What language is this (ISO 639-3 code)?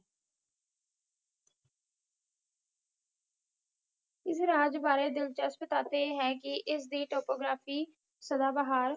pan